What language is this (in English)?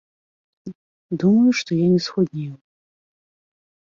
Belarusian